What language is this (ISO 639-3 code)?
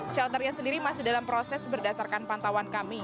ind